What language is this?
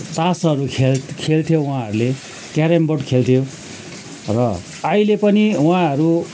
Nepali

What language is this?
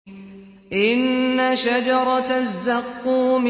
Arabic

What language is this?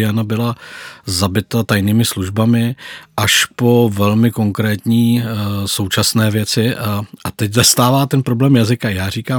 Czech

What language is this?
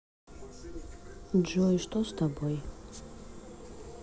Russian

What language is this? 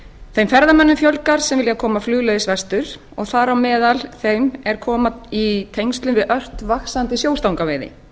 Icelandic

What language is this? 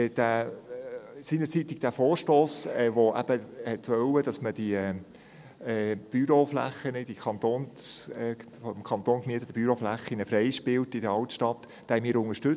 Swiss German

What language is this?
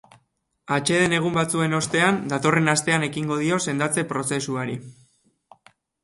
Basque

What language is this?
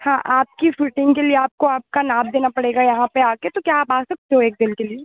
Hindi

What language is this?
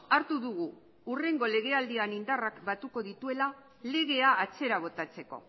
Basque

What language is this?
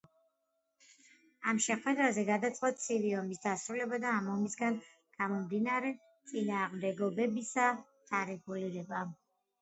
Georgian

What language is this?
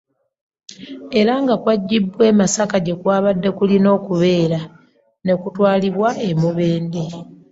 Ganda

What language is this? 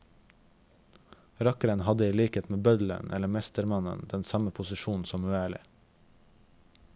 Norwegian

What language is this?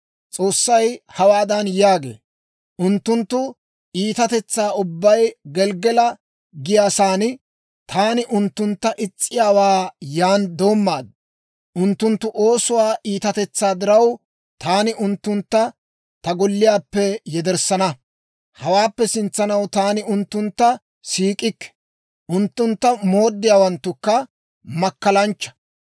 Dawro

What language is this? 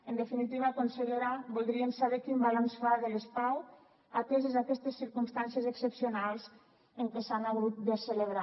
Catalan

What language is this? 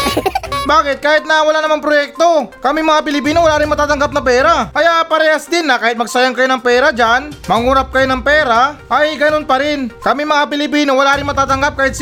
Filipino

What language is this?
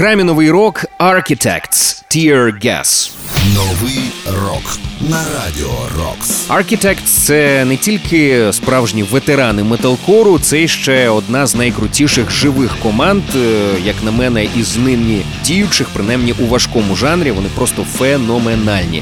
Ukrainian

